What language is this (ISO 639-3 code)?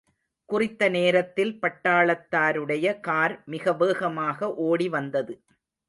tam